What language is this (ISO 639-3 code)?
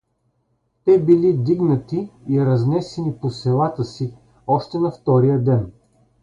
bul